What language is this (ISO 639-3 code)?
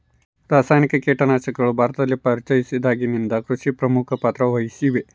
kan